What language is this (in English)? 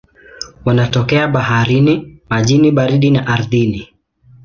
Swahili